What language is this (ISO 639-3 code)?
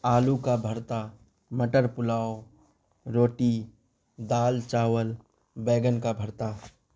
urd